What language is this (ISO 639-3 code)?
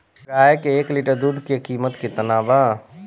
bho